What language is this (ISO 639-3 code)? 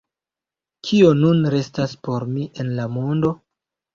epo